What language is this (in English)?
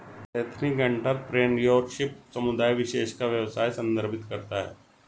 Hindi